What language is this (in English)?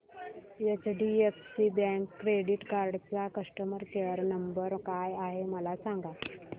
Marathi